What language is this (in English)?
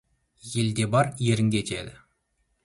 Kazakh